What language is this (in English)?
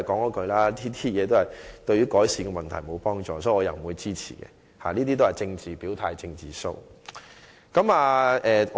Cantonese